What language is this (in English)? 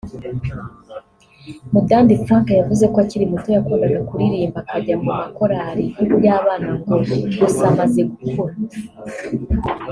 Kinyarwanda